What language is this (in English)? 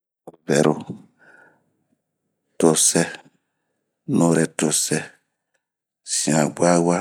Bomu